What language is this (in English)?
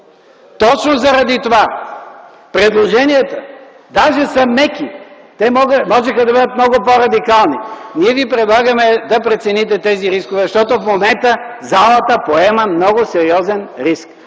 Bulgarian